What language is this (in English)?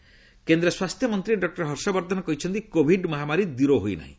Odia